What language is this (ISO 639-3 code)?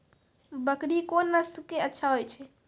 mai